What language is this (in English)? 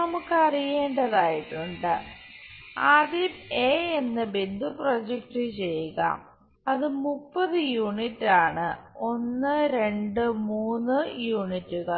Malayalam